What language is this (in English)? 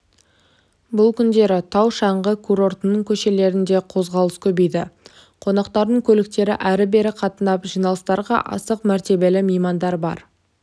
Kazakh